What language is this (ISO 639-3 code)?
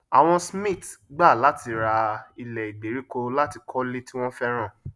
yor